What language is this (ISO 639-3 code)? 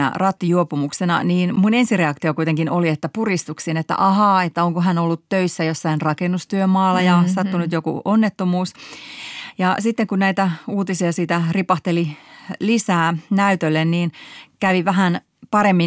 fin